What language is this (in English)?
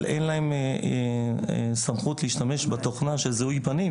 Hebrew